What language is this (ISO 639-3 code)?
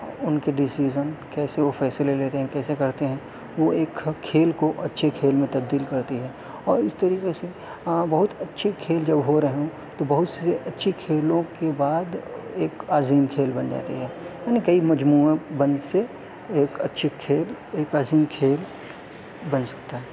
urd